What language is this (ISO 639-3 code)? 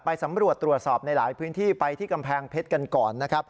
tha